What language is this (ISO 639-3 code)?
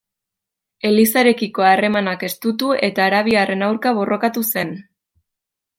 eus